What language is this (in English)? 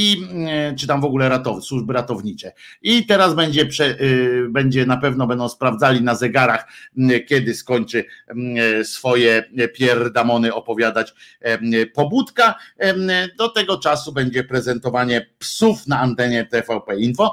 Polish